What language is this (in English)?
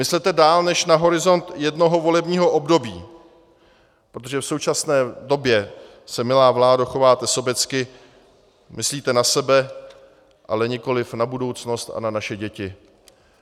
Czech